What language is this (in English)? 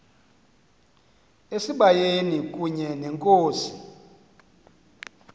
Xhosa